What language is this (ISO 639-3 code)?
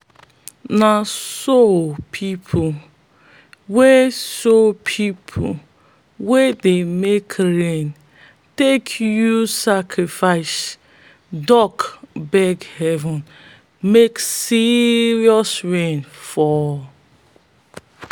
pcm